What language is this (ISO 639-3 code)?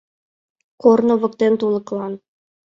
chm